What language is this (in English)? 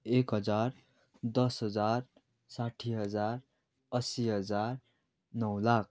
Nepali